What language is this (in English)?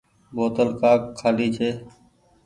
Goaria